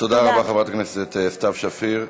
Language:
Hebrew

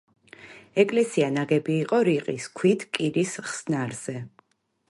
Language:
Georgian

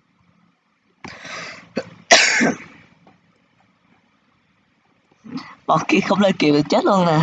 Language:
Vietnamese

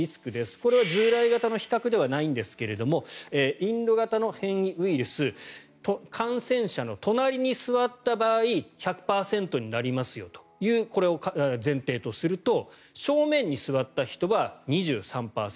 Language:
Japanese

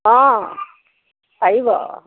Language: Assamese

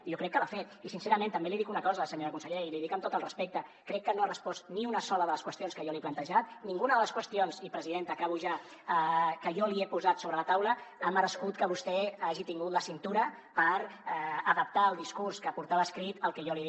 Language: Catalan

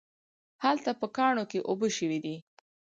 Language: Pashto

